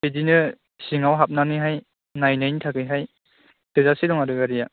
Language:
Bodo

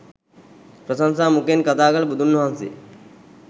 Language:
Sinhala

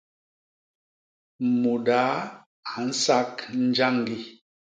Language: Basaa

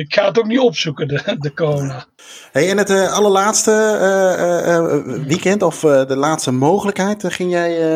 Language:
Dutch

